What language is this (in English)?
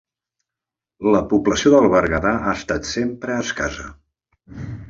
Catalan